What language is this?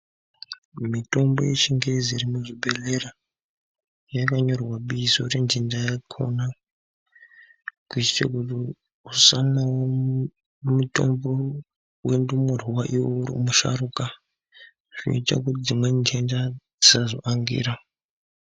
Ndau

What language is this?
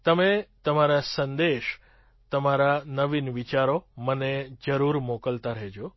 Gujarati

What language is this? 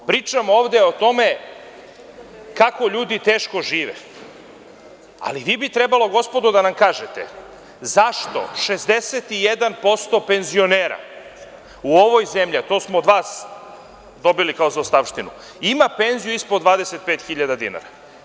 Serbian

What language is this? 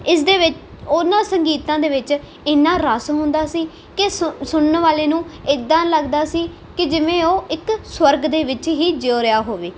Punjabi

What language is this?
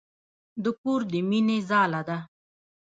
Pashto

